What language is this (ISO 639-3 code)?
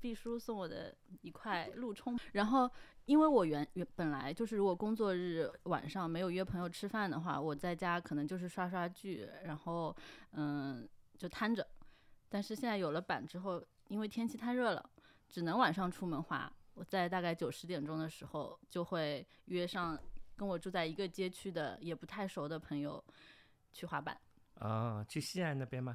zho